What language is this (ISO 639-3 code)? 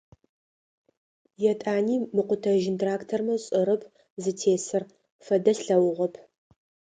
ady